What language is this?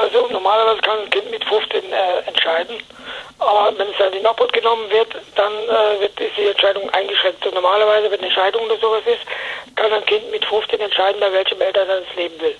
German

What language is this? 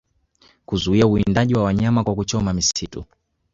Swahili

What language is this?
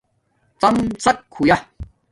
Domaaki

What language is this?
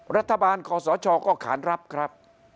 Thai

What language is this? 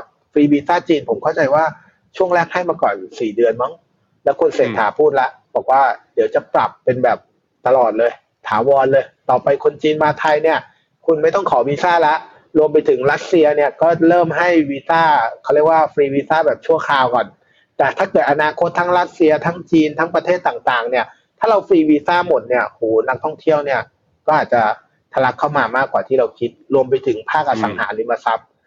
Thai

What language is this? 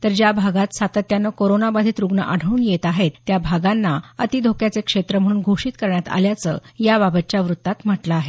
Marathi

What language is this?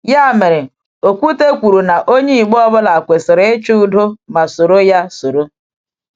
Igbo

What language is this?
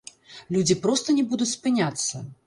Belarusian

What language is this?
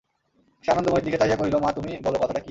Bangla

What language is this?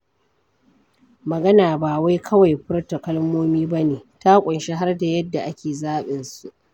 Hausa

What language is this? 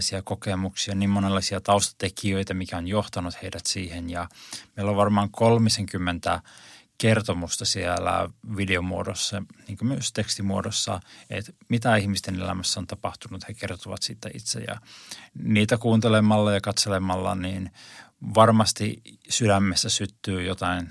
Finnish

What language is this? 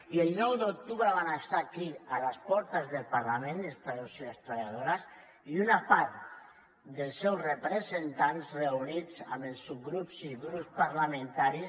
Catalan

